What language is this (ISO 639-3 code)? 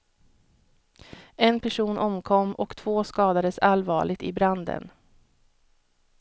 swe